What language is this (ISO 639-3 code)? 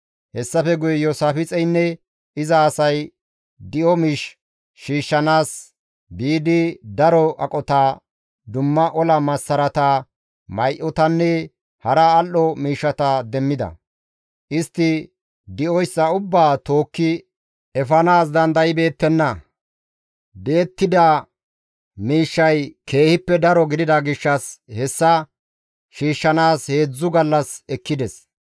gmv